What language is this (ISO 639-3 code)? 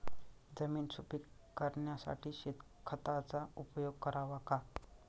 mar